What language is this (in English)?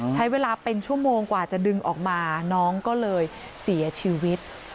Thai